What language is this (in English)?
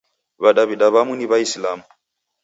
Taita